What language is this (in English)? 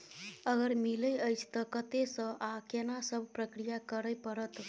Maithili